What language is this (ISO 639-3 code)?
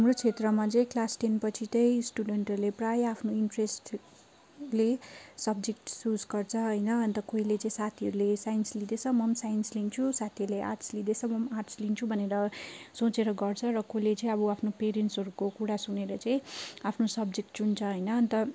nep